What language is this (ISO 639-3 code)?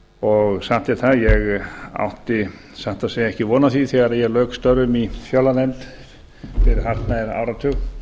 isl